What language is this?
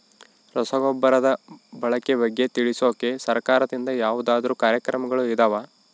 Kannada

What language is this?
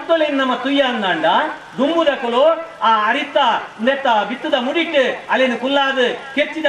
Kannada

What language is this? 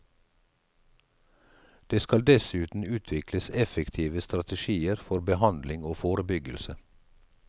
Norwegian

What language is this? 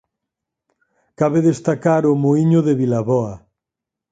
Galician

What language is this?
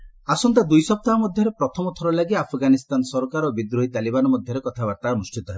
Odia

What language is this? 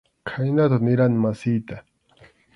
Arequipa-La Unión Quechua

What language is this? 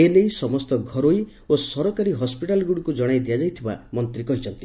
Odia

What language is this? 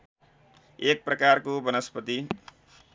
Nepali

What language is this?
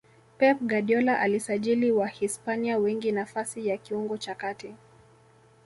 Swahili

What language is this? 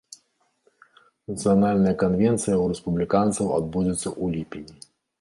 Belarusian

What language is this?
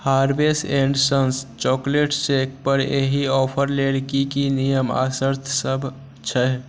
Maithili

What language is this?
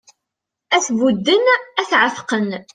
Kabyle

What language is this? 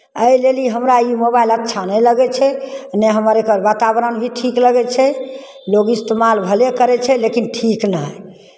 Maithili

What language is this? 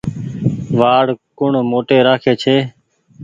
Goaria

